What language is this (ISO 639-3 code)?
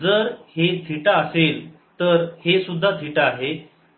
mar